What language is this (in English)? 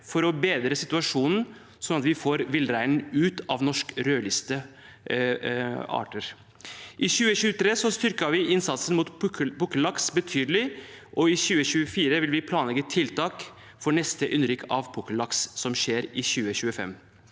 Norwegian